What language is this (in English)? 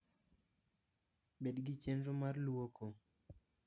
Luo (Kenya and Tanzania)